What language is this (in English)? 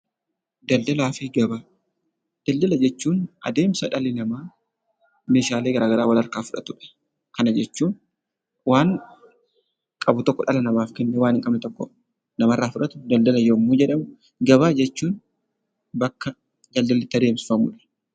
Oromo